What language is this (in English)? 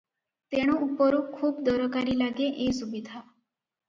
Odia